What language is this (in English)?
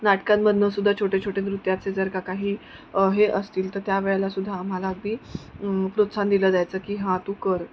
Marathi